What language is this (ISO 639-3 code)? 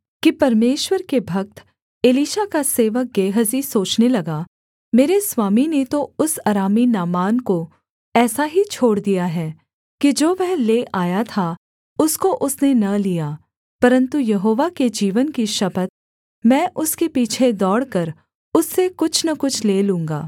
hin